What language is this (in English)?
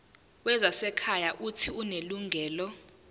Zulu